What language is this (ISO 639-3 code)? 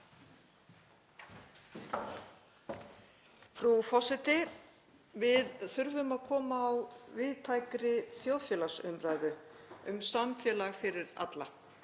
isl